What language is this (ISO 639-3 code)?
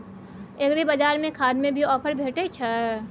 mai